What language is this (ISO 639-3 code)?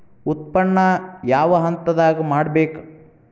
kan